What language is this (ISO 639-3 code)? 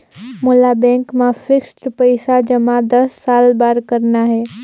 hne